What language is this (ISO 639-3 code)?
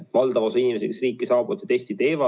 est